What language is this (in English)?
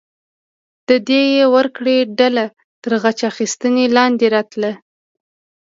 Pashto